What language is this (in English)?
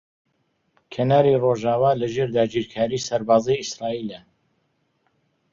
Central Kurdish